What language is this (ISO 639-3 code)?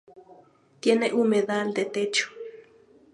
spa